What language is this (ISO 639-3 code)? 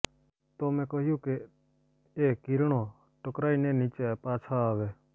guj